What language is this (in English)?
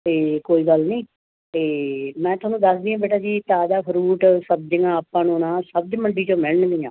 Punjabi